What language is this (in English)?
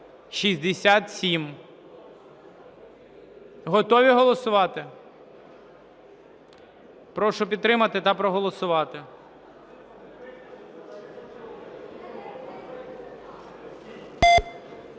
Ukrainian